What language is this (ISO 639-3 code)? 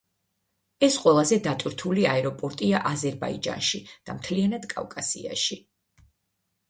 kat